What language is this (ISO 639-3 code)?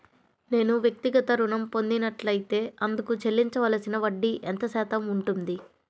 tel